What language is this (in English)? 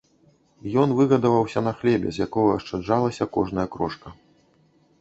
Belarusian